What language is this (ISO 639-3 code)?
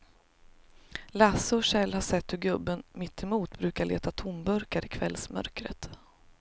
swe